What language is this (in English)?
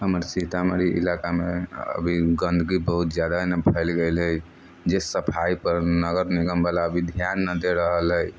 Maithili